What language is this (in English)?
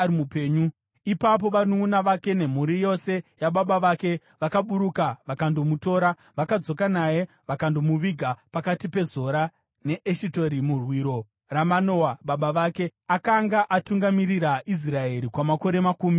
Shona